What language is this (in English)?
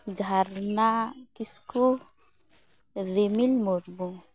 Santali